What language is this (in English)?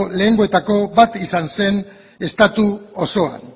Basque